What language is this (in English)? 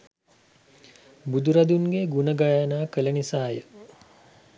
Sinhala